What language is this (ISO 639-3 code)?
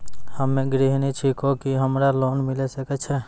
mai